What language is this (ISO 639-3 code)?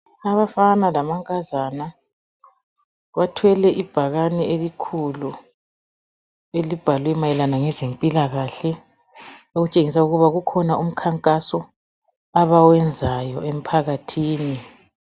nde